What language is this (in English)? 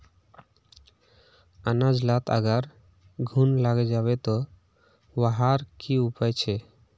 Magahi